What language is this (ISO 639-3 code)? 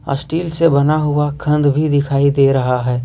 hin